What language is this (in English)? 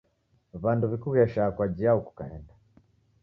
Taita